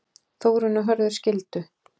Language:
Icelandic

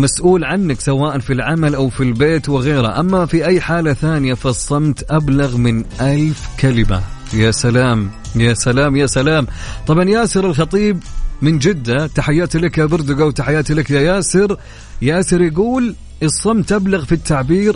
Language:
Arabic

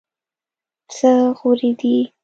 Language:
Pashto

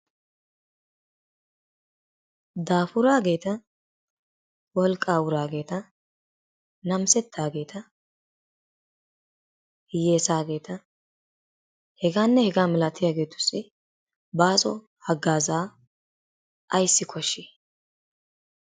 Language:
Wolaytta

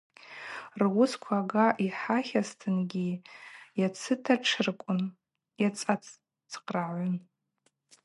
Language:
Abaza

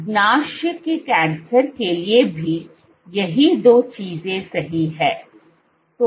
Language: Hindi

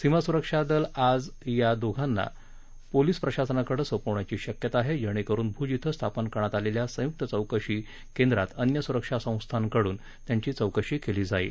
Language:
Marathi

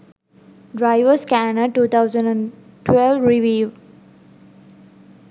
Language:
Sinhala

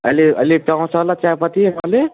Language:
Nepali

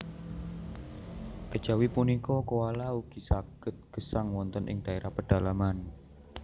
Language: Javanese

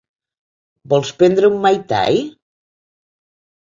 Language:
Catalan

